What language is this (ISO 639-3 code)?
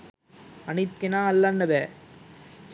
sin